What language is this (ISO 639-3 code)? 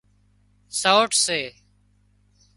kxp